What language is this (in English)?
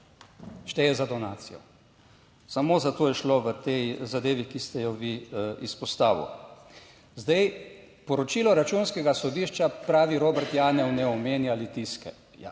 Slovenian